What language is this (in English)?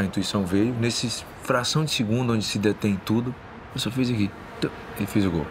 Portuguese